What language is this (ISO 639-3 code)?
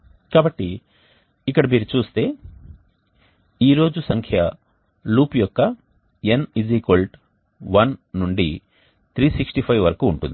tel